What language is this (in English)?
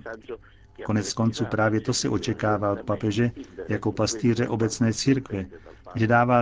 Czech